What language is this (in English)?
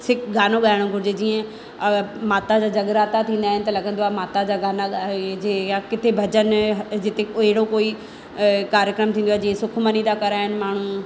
Sindhi